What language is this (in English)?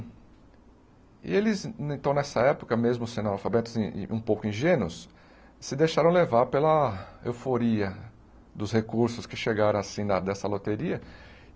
Portuguese